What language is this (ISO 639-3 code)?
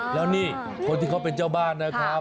tha